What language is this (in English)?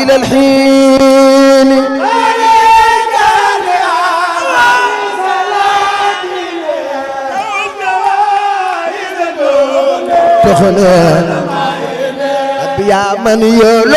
French